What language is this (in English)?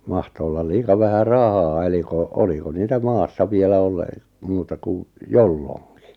Finnish